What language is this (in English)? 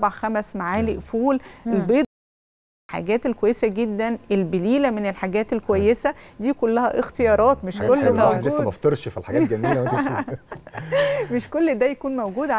Arabic